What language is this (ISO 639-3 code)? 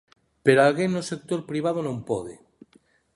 glg